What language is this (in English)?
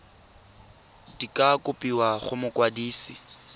Tswana